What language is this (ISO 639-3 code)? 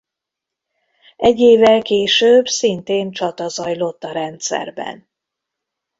hun